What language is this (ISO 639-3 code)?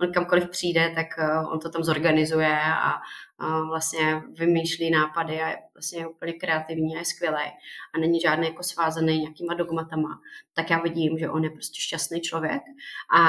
ces